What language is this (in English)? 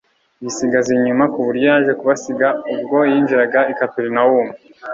Kinyarwanda